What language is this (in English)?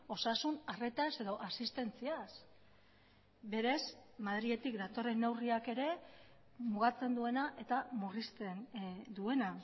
Basque